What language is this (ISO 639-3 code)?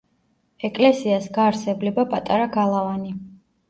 kat